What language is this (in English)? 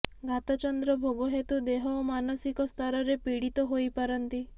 Odia